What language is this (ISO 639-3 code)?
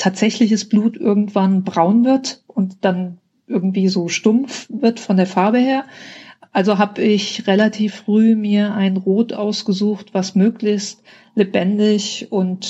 deu